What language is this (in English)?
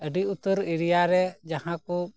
Santali